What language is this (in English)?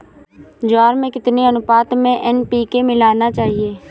Hindi